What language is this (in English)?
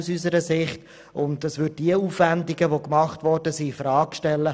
Swiss German